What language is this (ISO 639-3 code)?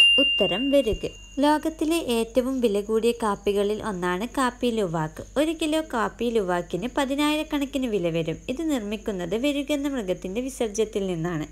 jpn